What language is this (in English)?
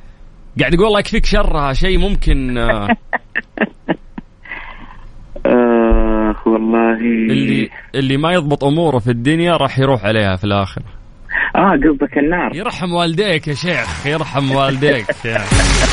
Arabic